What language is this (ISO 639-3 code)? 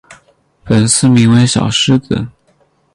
zho